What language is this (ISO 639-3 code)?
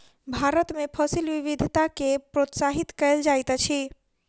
mai